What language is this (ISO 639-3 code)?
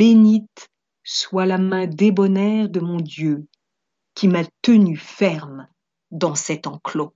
fra